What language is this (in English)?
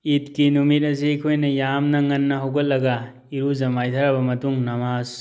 Manipuri